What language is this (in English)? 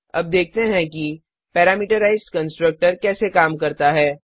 Hindi